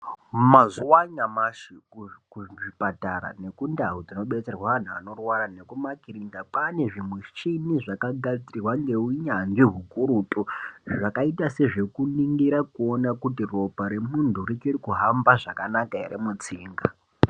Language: Ndau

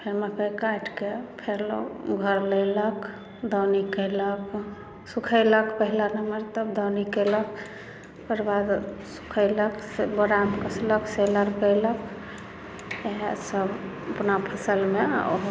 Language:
Maithili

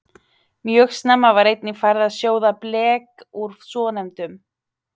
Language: Icelandic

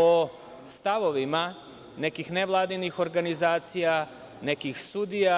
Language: Serbian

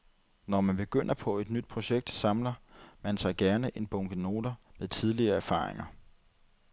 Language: Danish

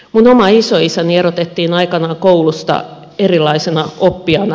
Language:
Finnish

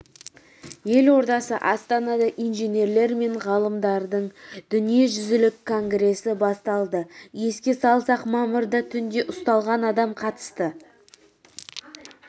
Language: Kazakh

